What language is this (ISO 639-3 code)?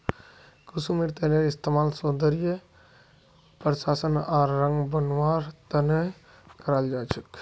mag